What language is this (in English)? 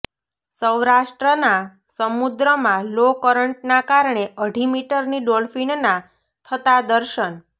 Gujarati